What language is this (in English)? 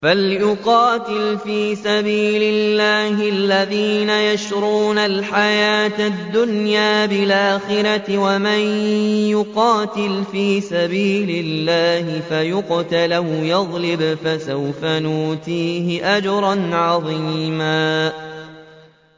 Arabic